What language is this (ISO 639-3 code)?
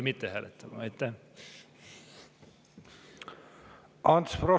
est